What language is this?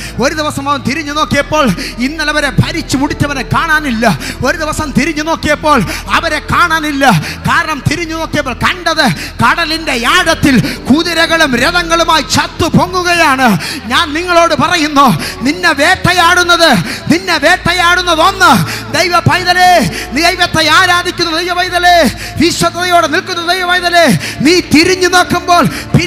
Malayalam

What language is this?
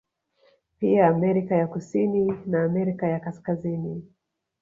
Swahili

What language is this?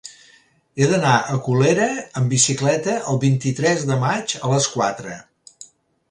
Catalan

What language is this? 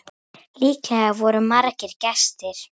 Icelandic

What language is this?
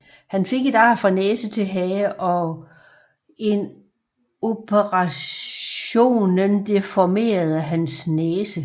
Danish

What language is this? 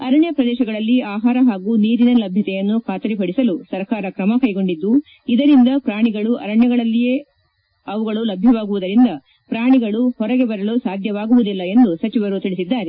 Kannada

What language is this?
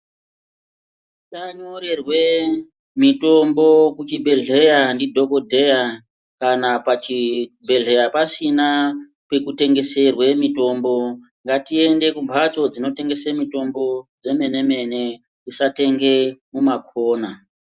Ndau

